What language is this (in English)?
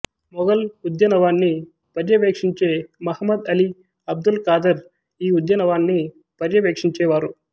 Telugu